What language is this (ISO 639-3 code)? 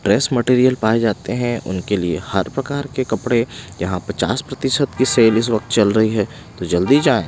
hin